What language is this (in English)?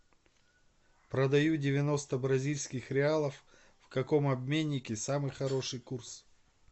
Russian